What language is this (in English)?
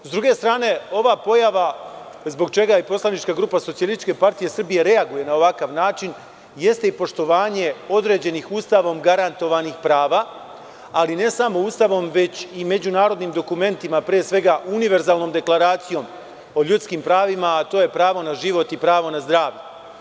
Serbian